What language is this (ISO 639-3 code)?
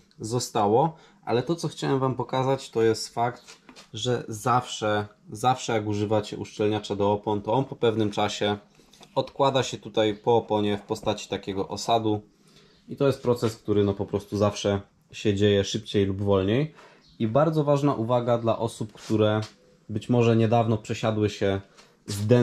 pol